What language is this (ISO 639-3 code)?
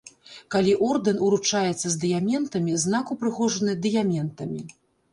bel